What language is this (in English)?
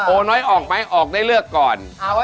Thai